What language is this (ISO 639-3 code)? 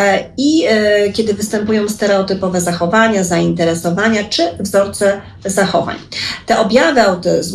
pol